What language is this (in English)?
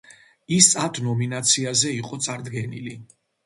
Georgian